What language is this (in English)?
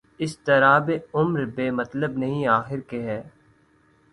Urdu